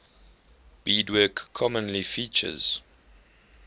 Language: English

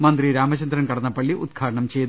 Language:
Malayalam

